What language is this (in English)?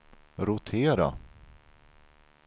Swedish